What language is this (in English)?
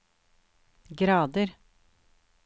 Norwegian